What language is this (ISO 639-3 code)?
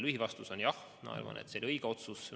est